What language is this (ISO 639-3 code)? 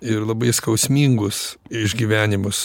lit